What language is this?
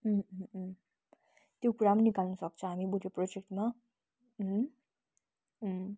Nepali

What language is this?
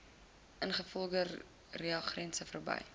Afrikaans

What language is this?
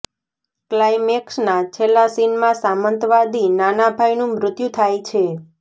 Gujarati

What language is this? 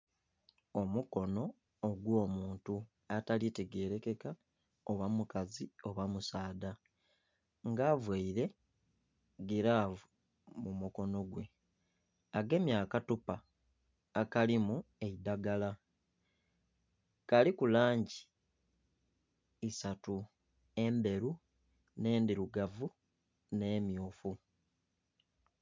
Soga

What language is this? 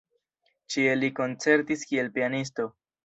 Esperanto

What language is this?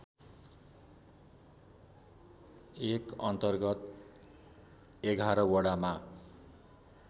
Nepali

